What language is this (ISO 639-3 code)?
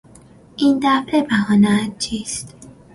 fas